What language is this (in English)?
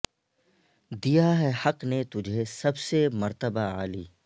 Urdu